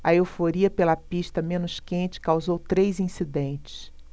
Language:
Portuguese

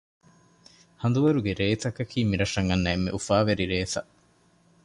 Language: Divehi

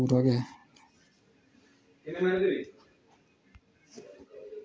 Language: Dogri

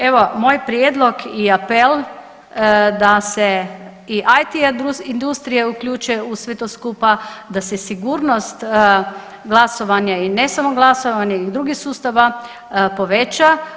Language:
Croatian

